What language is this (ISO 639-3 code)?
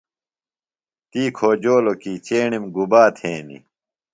phl